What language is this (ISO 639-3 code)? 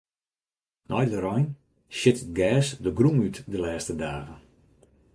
fry